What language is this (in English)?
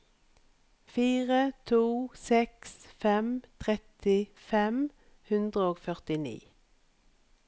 Norwegian